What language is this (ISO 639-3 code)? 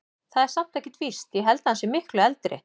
isl